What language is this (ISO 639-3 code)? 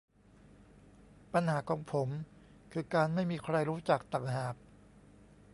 tha